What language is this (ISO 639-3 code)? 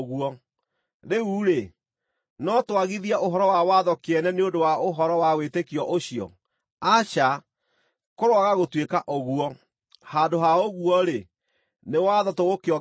kik